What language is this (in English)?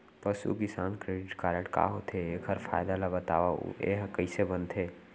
Chhattisgarhi